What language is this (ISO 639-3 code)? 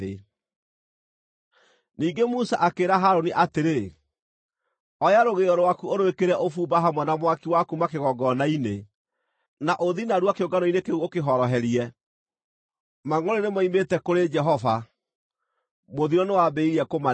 kik